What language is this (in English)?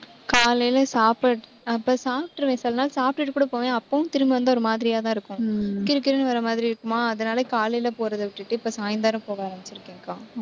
Tamil